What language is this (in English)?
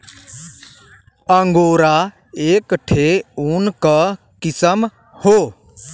Bhojpuri